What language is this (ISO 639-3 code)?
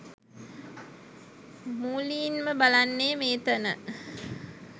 sin